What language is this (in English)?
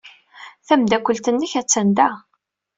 Kabyle